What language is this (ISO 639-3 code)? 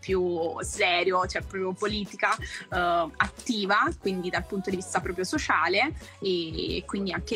ita